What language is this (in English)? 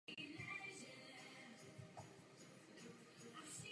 Czech